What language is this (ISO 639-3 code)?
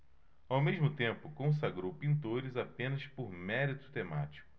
por